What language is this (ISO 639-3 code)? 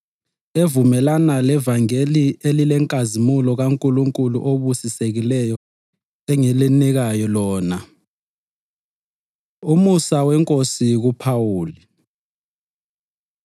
nde